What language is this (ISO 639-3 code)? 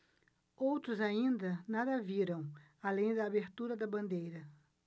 por